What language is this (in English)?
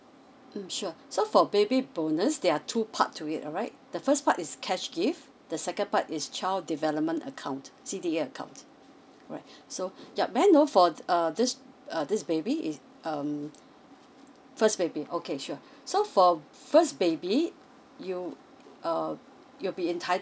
English